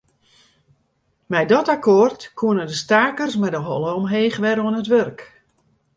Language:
Western Frisian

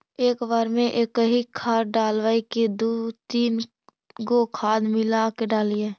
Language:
Magahi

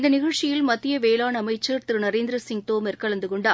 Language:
Tamil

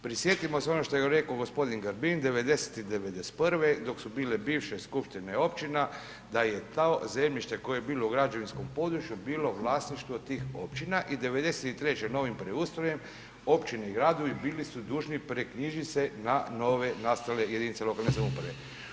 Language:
Croatian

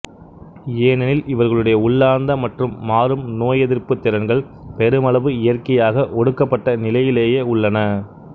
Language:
Tamil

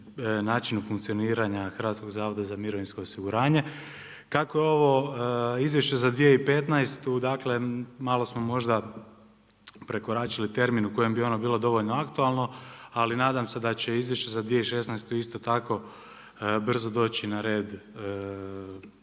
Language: Croatian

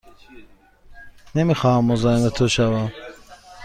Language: Persian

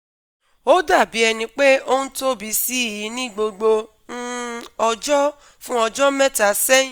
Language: Yoruba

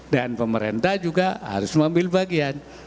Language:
Indonesian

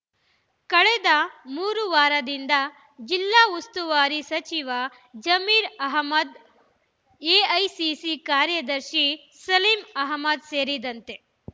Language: Kannada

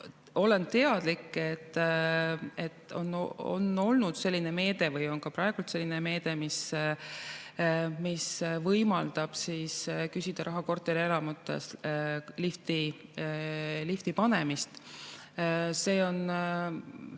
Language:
Estonian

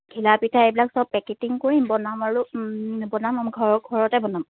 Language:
Assamese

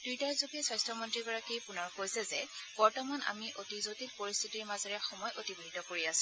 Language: Assamese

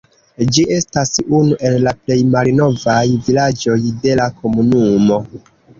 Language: Esperanto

